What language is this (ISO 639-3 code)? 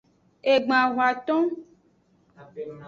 ajg